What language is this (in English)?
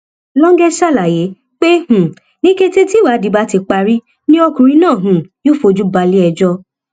Yoruba